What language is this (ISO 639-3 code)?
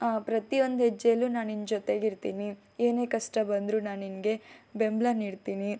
kan